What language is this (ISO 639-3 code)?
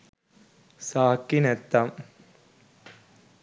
sin